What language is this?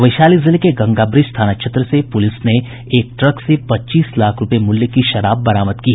Hindi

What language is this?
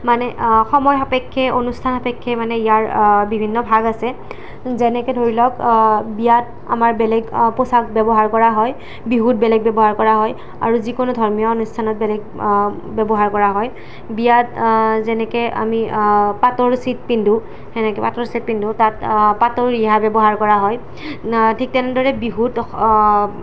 Assamese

